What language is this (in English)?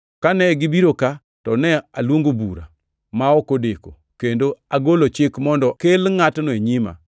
Luo (Kenya and Tanzania)